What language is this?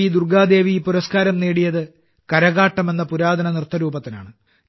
Malayalam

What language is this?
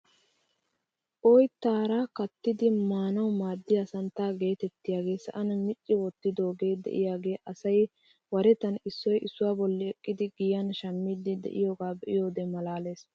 Wolaytta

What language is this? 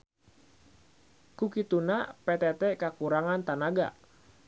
Sundanese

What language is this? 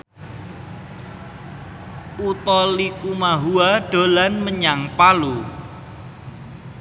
Javanese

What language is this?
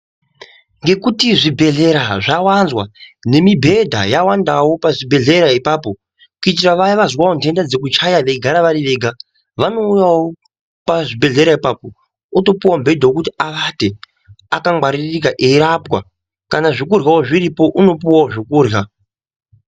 Ndau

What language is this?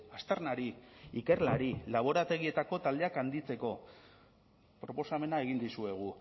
Basque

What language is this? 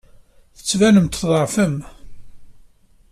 Kabyle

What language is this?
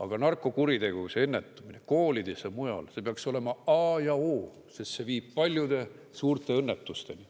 Estonian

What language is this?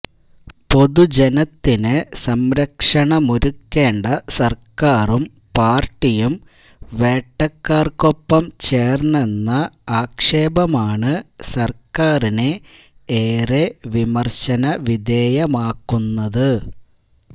Malayalam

